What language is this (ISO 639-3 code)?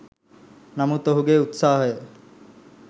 sin